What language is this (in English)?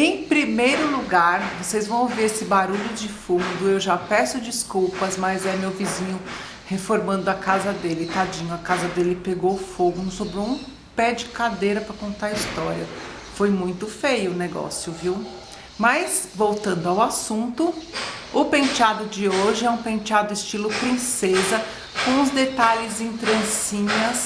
Portuguese